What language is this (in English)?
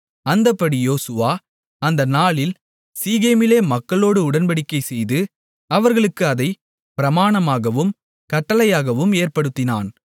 Tamil